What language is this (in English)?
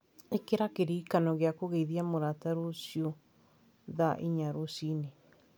Kikuyu